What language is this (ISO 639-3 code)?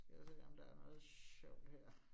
dan